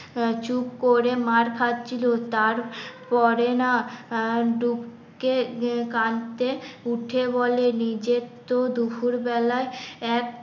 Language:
Bangla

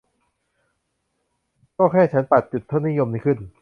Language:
Thai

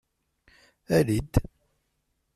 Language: Kabyle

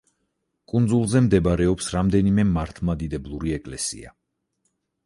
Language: Georgian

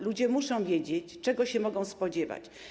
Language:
Polish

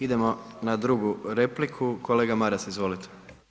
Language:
Croatian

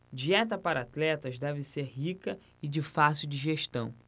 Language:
Portuguese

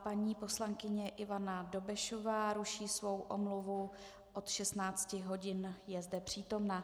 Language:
Czech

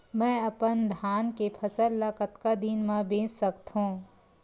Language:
Chhattisgarhi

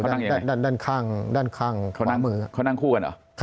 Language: Thai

